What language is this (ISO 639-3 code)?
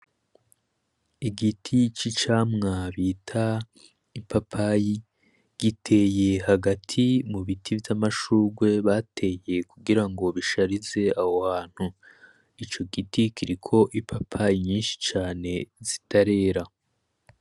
run